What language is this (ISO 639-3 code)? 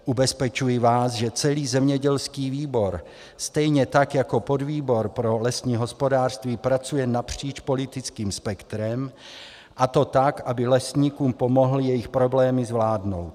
ces